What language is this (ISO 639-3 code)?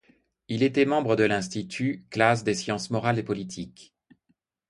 fra